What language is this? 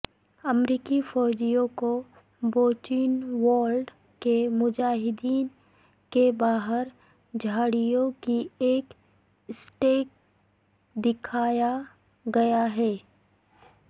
Urdu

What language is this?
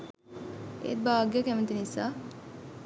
Sinhala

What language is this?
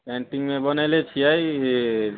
Maithili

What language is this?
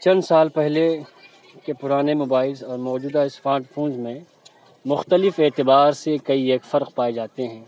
Urdu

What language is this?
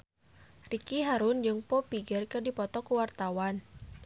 Sundanese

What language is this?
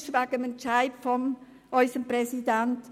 Swiss German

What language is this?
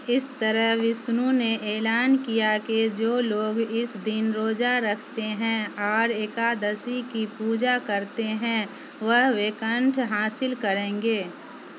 Urdu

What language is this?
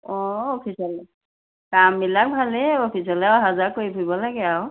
Assamese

